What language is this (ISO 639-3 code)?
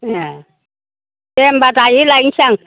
brx